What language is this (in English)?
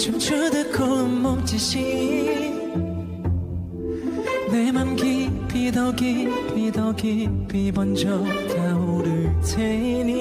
Korean